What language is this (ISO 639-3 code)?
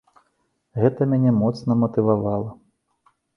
bel